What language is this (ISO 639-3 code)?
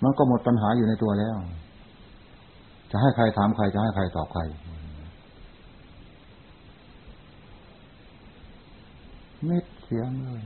tha